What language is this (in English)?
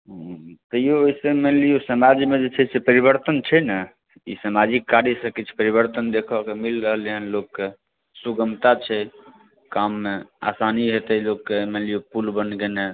Maithili